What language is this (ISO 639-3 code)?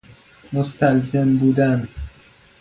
fas